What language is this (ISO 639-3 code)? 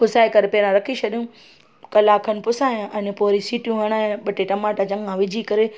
snd